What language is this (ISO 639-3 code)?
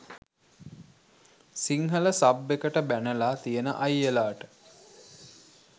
sin